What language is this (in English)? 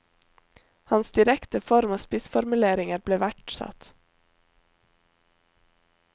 Norwegian